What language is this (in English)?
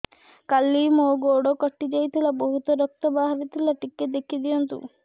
Odia